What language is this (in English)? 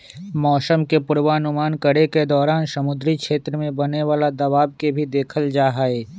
Magahi